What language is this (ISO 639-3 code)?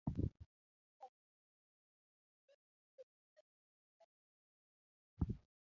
luo